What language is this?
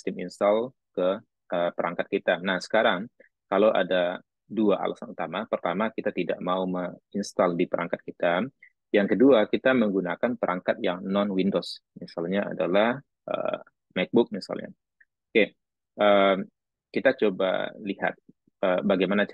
Indonesian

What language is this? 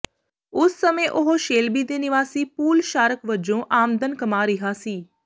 Punjabi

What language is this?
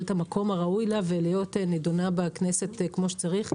Hebrew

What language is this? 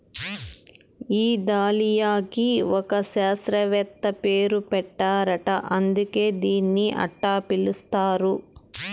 Telugu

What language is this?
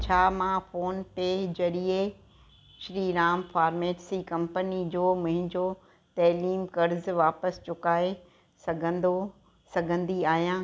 Sindhi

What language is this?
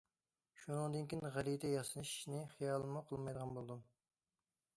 Uyghur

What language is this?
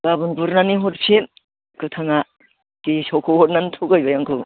Bodo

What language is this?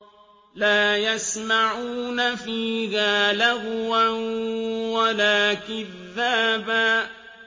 Arabic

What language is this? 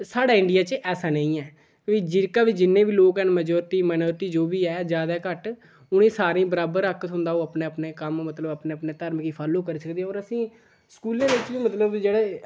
Dogri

